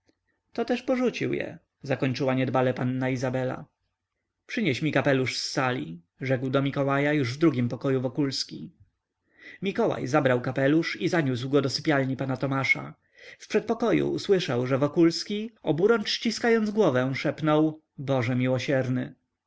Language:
Polish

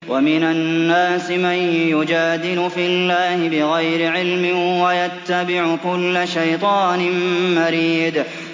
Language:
Arabic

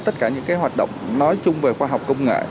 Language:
Vietnamese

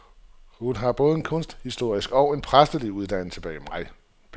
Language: Danish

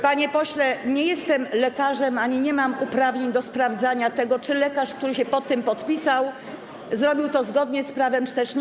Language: Polish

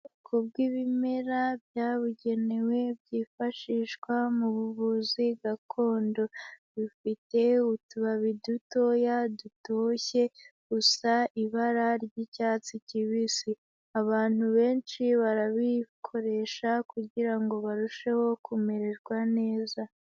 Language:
Kinyarwanda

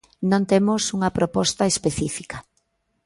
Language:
Galician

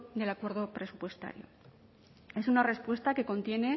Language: Spanish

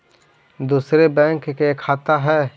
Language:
Magahi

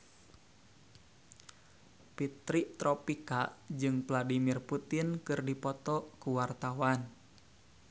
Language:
Sundanese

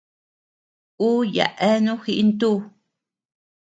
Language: Tepeuxila Cuicatec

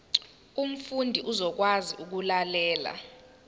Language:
Zulu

